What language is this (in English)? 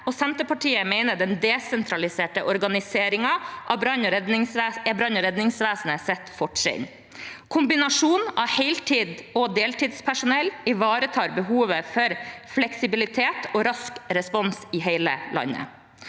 Norwegian